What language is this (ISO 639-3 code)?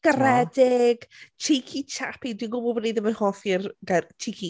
cym